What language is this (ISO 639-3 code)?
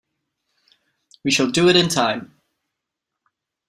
eng